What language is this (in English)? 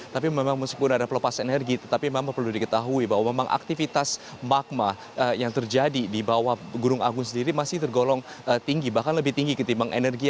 Indonesian